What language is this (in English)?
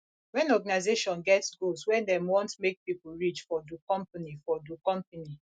Nigerian Pidgin